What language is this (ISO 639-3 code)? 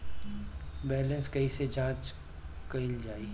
bho